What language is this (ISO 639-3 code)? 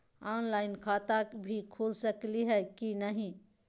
mag